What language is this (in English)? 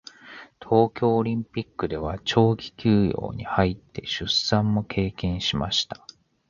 Japanese